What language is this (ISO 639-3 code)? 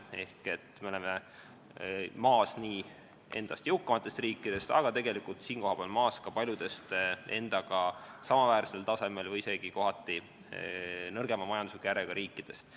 est